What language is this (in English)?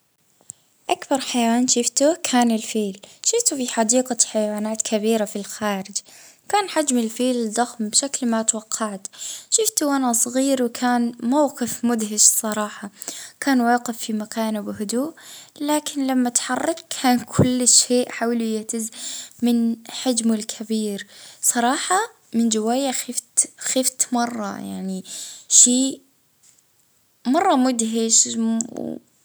Libyan Arabic